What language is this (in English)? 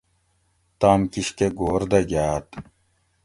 Gawri